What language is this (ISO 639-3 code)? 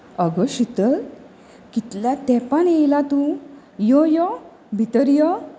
kok